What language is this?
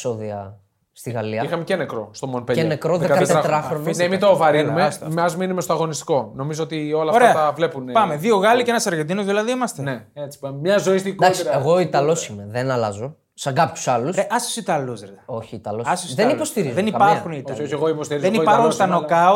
Greek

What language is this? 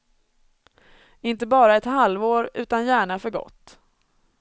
Swedish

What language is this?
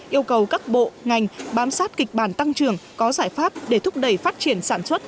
Vietnamese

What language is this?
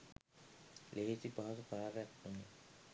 Sinhala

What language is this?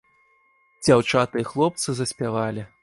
Belarusian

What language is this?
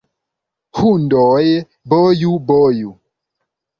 Esperanto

